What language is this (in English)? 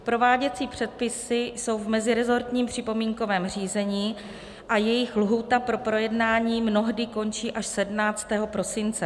Czech